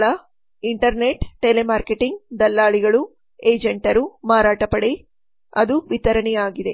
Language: Kannada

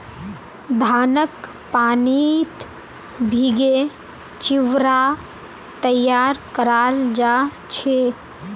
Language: Magahi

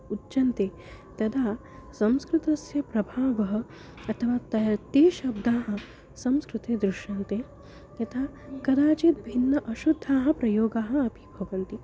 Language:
Sanskrit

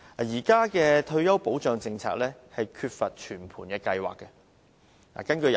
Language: Cantonese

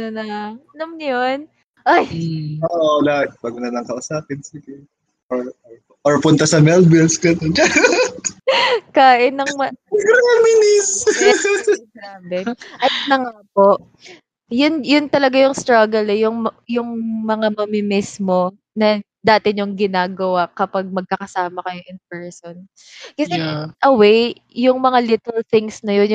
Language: Filipino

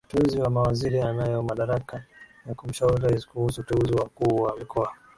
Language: Swahili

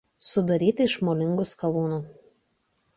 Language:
Lithuanian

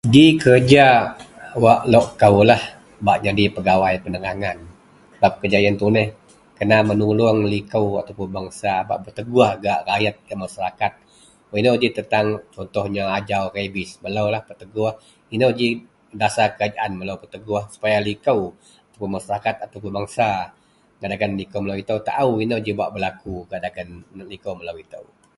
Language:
Central Melanau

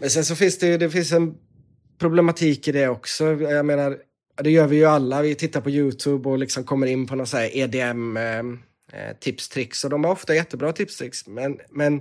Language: Swedish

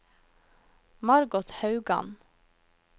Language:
Norwegian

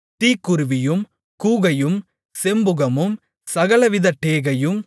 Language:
Tamil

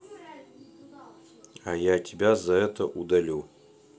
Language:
Russian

